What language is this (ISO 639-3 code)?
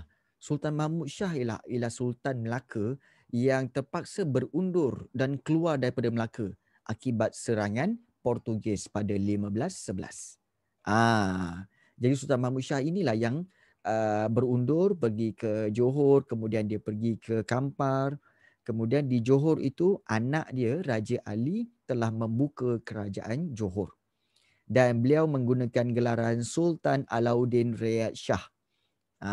msa